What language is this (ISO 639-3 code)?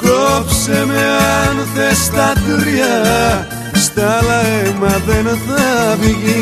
ell